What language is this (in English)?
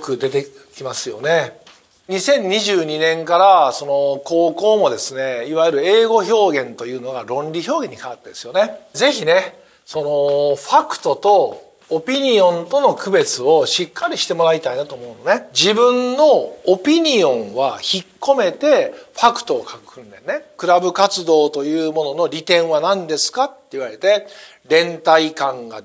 Japanese